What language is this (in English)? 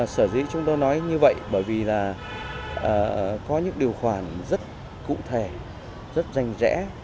Vietnamese